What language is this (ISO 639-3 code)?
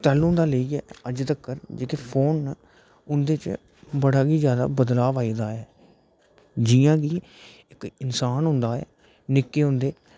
doi